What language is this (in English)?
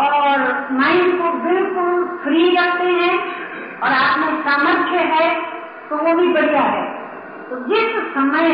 Hindi